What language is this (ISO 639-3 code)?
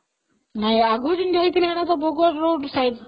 ori